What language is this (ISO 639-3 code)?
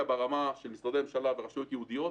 heb